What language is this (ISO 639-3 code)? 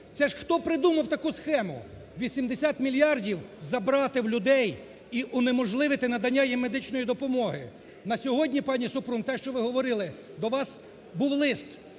ukr